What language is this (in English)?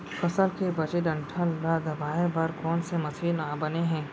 Chhattisgarhi